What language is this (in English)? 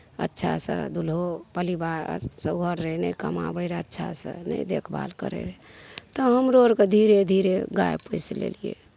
Maithili